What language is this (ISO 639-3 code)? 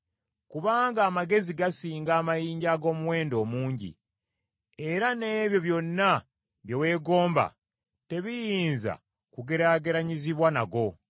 lug